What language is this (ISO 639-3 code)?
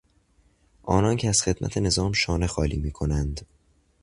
fas